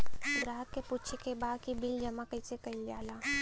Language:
Bhojpuri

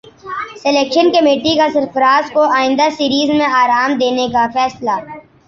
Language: Urdu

